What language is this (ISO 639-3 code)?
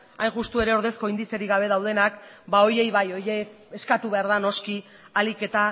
eus